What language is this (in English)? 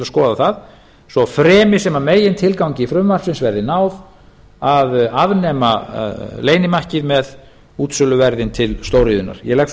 Icelandic